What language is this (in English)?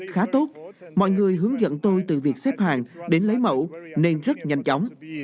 Vietnamese